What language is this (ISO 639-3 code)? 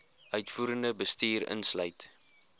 afr